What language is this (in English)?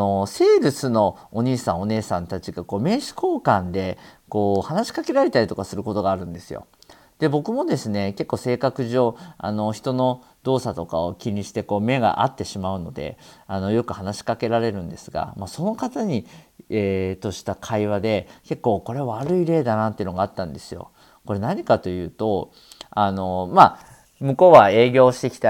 Japanese